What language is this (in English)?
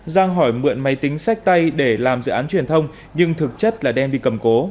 Vietnamese